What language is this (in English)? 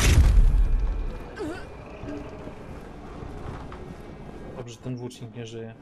Polish